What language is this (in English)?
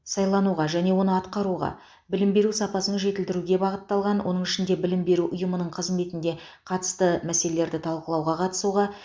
Kazakh